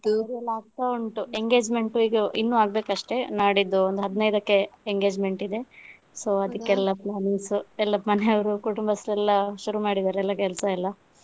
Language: Kannada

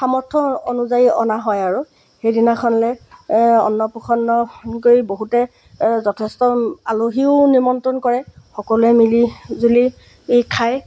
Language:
Assamese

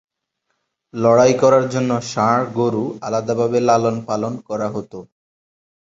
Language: Bangla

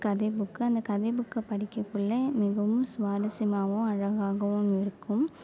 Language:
Tamil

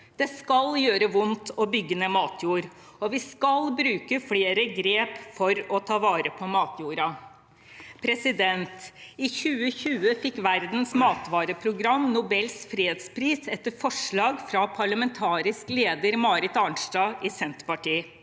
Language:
Norwegian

